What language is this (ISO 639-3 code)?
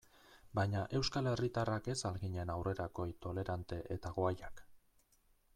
eus